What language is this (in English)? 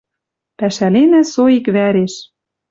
Western Mari